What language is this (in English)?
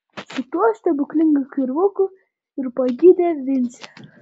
Lithuanian